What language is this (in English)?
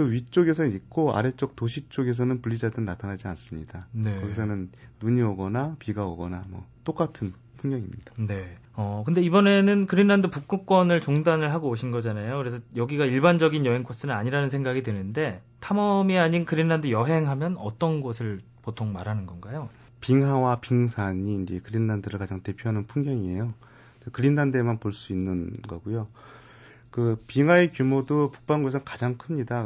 Korean